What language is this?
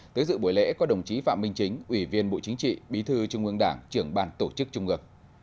Vietnamese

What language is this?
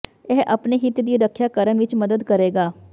Punjabi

